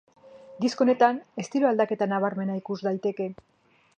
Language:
Basque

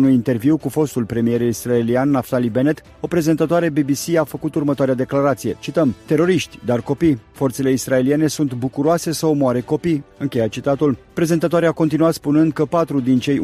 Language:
Romanian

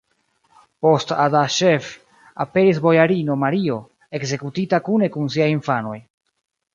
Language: Esperanto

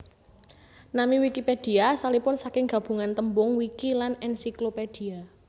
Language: Javanese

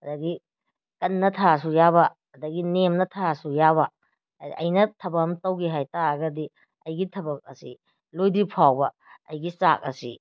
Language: Manipuri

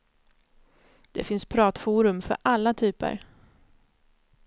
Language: Swedish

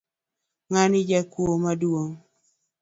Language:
Luo (Kenya and Tanzania)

